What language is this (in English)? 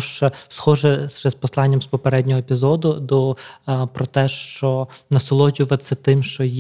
Ukrainian